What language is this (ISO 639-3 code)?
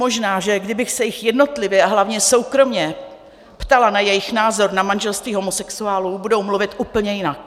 ces